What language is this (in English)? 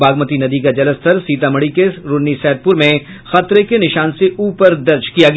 Hindi